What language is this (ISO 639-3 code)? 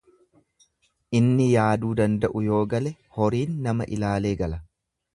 orm